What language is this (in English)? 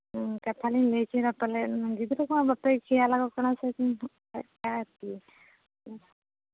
Santali